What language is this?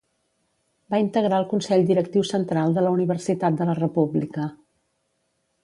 Catalan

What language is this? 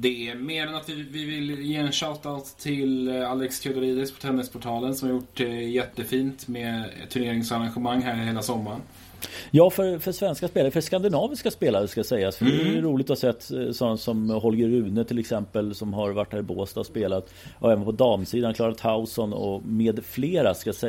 Swedish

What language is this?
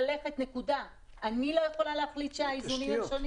Hebrew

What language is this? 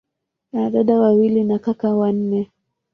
Swahili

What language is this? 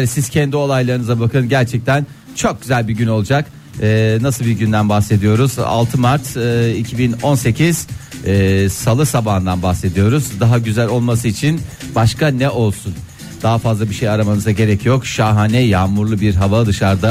Turkish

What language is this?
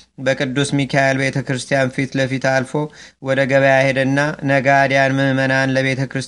Amharic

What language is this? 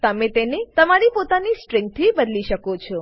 Gujarati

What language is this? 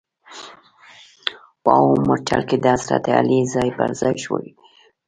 Pashto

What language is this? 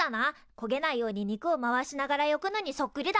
Japanese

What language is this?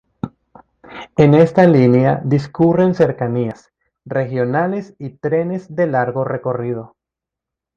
Spanish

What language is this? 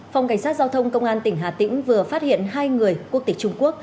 Vietnamese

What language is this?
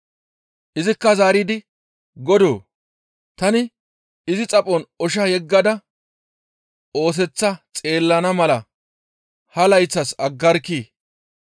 Gamo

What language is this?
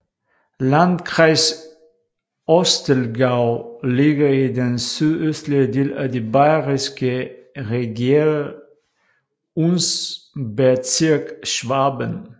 Danish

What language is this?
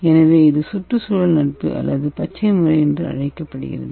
Tamil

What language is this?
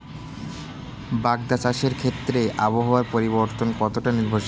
Bangla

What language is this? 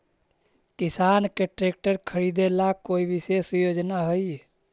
Magahi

